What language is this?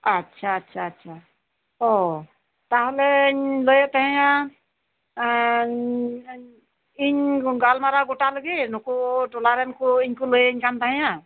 Santali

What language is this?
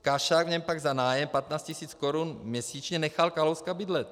Czech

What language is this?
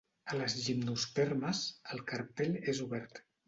Catalan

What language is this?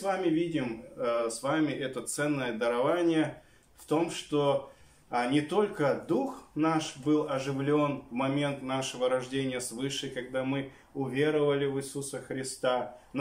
Russian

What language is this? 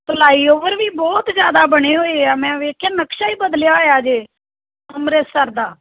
Punjabi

